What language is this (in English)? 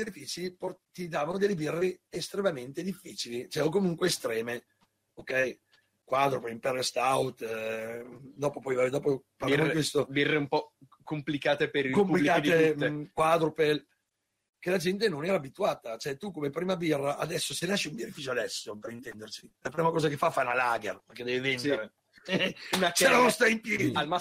Italian